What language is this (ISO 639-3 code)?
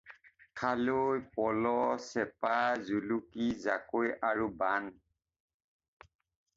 asm